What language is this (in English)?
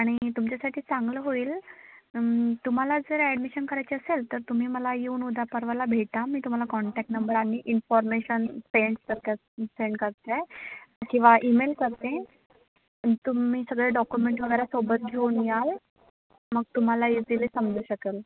Marathi